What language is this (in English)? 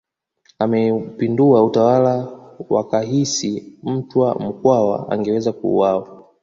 Swahili